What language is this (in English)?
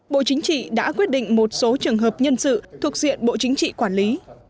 Vietnamese